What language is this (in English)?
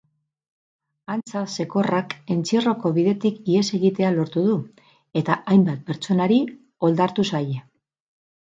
Basque